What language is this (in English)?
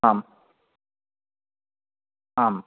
Sanskrit